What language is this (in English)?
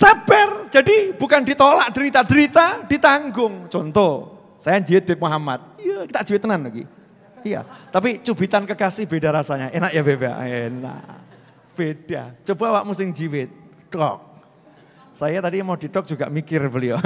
Indonesian